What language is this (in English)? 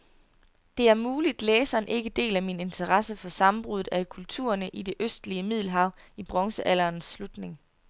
Danish